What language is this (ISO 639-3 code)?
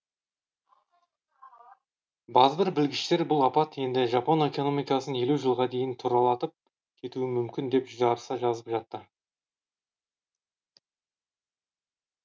kaz